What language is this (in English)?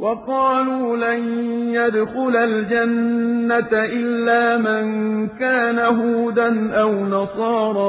Arabic